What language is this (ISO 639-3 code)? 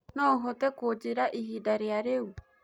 kik